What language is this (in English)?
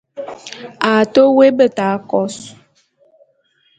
Bulu